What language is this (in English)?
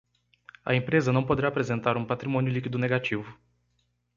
Portuguese